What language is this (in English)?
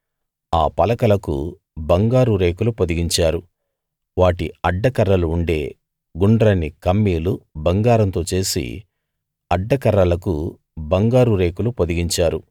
Telugu